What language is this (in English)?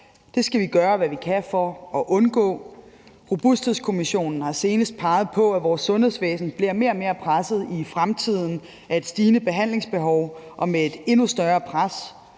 Danish